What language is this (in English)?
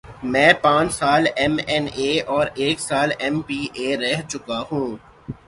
Urdu